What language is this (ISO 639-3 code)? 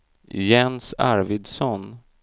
swe